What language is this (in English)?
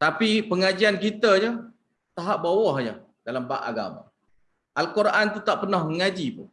Malay